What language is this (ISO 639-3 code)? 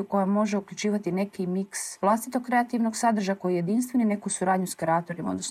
hrv